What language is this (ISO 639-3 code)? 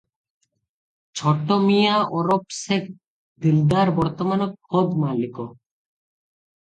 ori